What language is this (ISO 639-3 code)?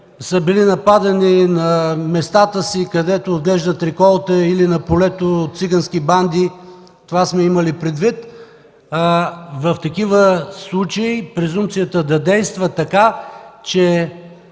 bul